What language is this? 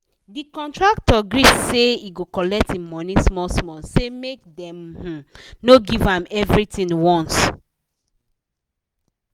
Nigerian Pidgin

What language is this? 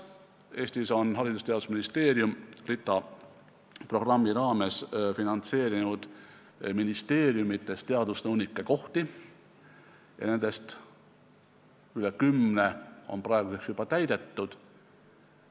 Estonian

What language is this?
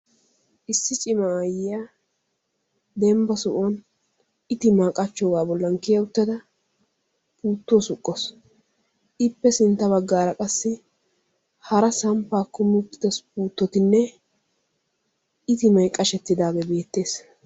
Wolaytta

